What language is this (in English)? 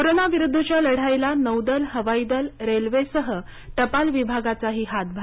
Marathi